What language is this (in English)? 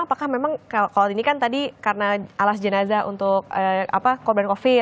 Indonesian